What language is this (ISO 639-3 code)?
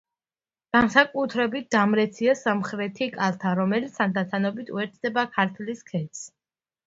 kat